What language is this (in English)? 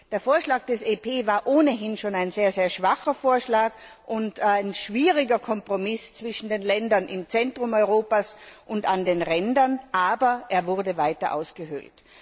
German